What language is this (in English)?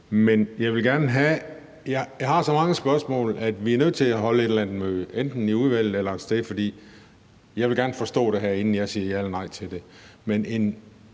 Danish